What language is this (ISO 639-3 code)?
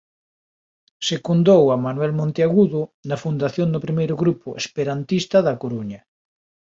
glg